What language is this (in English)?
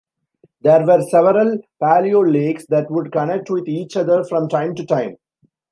English